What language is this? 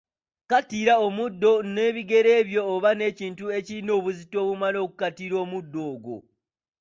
Ganda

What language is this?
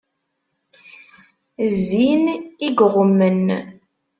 Kabyle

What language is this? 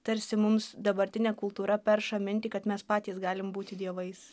Lithuanian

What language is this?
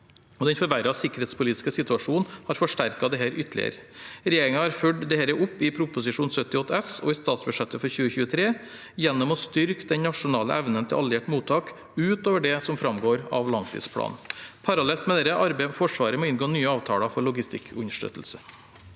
Norwegian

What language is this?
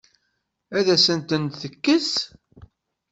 Kabyle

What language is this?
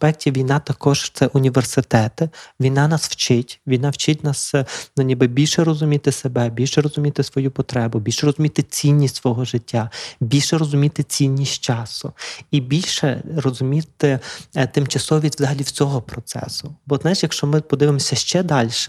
Ukrainian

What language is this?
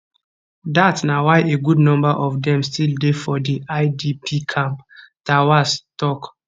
Nigerian Pidgin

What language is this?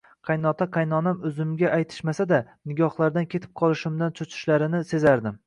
Uzbek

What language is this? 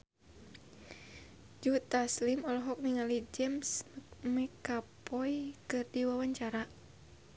Sundanese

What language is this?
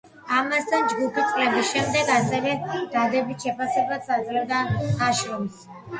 Georgian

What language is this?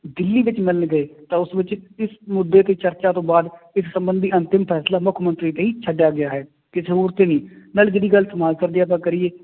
Punjabi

